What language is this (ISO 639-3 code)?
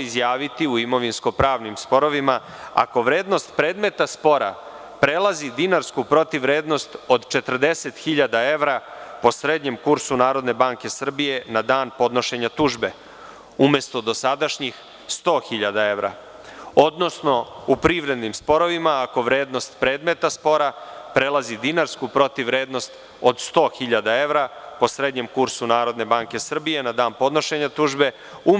srp